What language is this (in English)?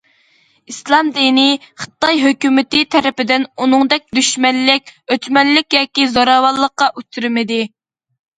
Uyghur